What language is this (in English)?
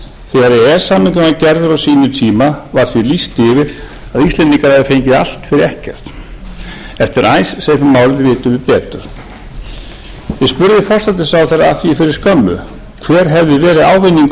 Icelandic